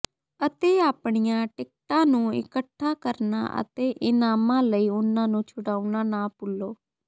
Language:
Punjabi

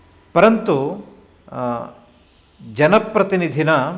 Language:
Sanskrit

